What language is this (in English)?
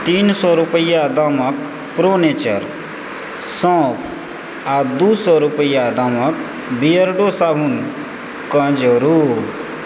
Maithili